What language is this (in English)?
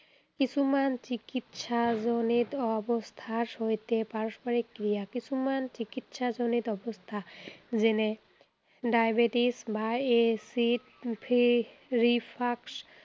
Assamese